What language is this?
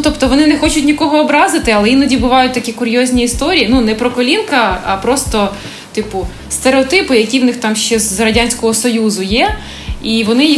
Ukrainian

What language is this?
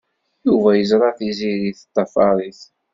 Kabyle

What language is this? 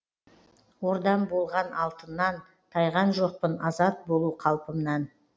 Kazakh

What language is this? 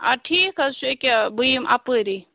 Kashmiri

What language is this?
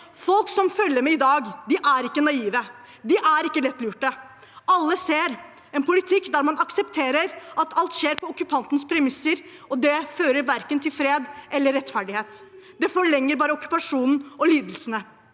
Norwegian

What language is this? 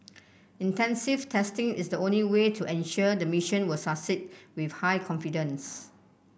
English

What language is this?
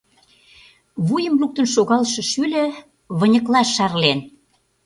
Mari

